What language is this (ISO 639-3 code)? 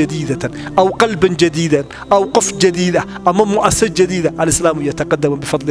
ara